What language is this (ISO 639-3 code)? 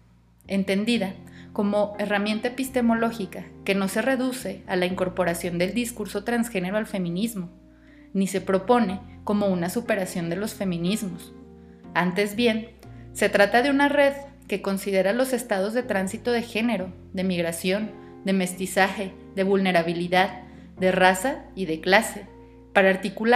spa